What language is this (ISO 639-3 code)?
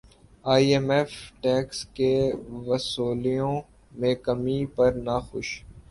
urd